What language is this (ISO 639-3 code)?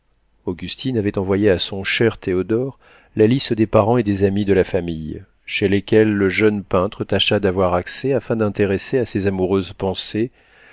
fra